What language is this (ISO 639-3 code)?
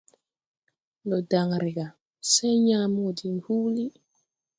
tui